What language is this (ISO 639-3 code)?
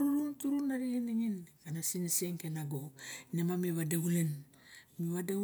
bjk